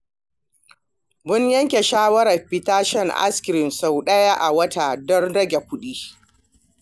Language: Hausa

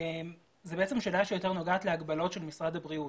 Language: Hebrew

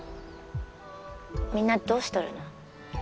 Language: Japanese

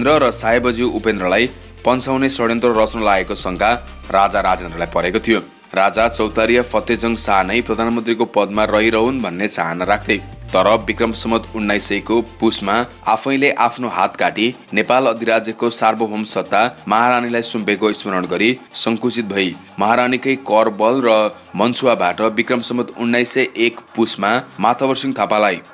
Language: Romanian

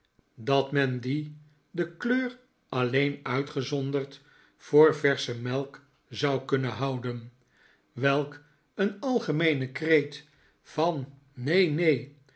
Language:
Dutch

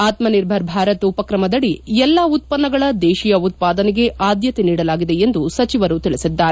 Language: Kannada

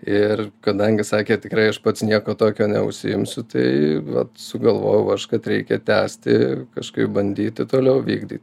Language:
Lithuanian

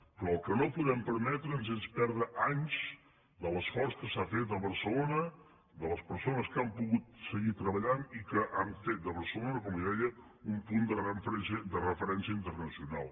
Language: Catalan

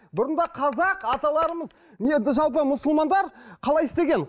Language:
Kazakh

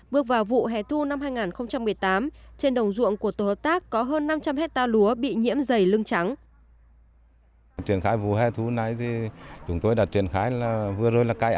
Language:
Vietnamese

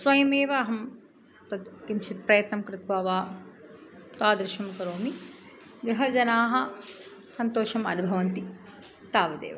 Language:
Sanskrit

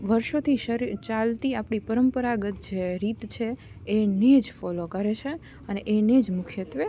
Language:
Gujarati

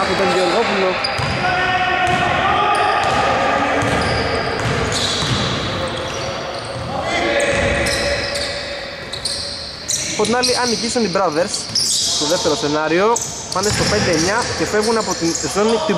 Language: Greek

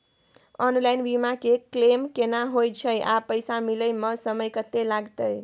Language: Maithili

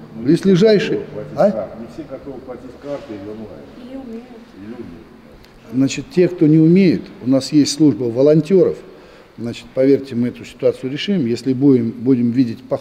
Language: Russian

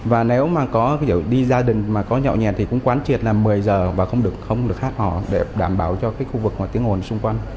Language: Vietnamese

